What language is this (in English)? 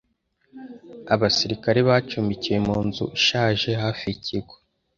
Kinyarwanda